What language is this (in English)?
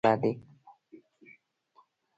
Pashto